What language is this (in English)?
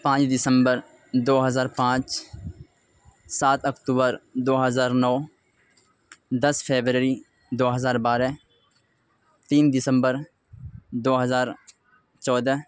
Urdu